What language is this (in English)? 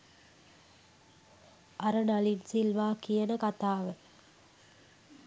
Sinhala